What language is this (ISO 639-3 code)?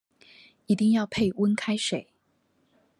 zho